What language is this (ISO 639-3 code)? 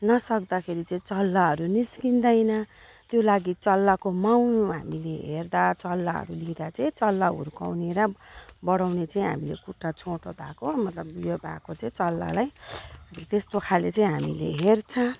nep